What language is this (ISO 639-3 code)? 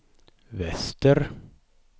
swe